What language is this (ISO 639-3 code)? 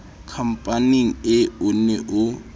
sot